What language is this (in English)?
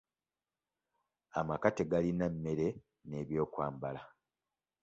Ganda